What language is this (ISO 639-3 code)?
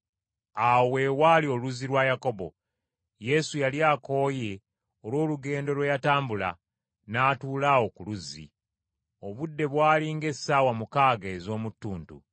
lug